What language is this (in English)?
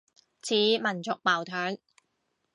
Cantonese